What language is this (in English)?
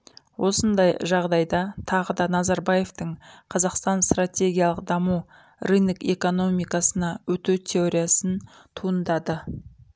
Kazakh